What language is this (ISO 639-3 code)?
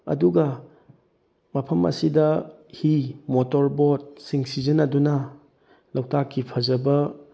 mni